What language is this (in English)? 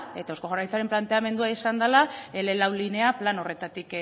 Basque